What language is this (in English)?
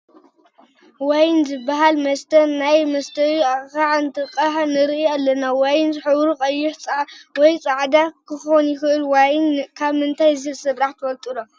Tigrinya